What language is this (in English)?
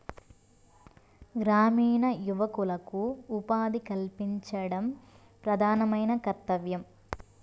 Telugu